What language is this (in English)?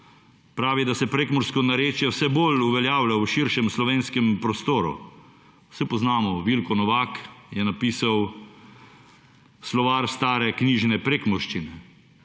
Slovenian